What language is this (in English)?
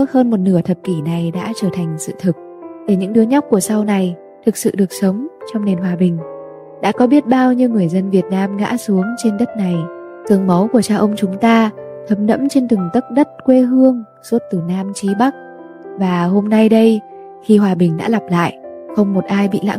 Vietnamese